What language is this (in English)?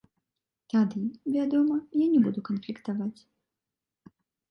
Belarusian